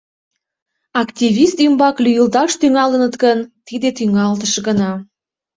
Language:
Mari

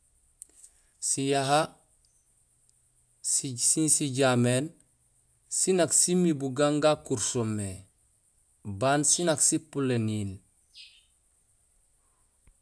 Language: Gusilay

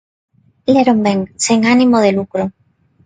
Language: Galician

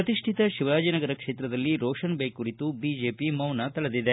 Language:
Kannada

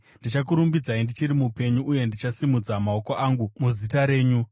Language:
Shona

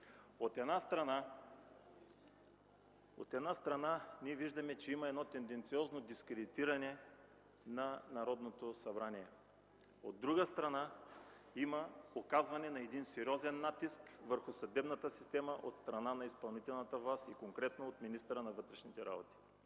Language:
Bulgarian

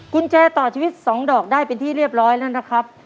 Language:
Thai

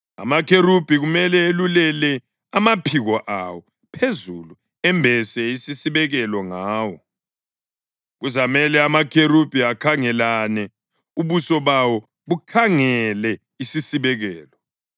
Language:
North Ndebele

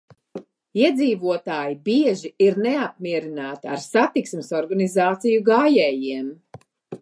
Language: Latvian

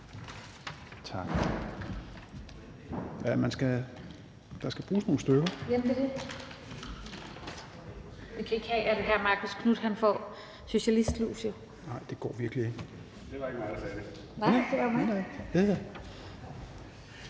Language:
Danish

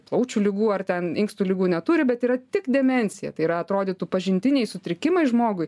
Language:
Lithuanian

